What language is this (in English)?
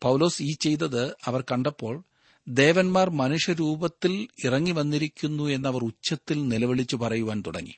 Malayalam